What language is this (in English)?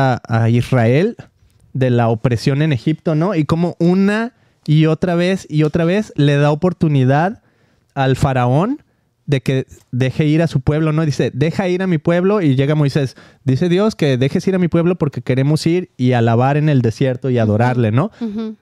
Spanish